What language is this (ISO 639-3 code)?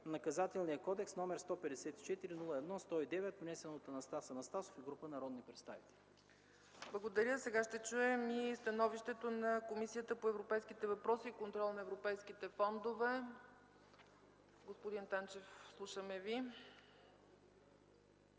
bul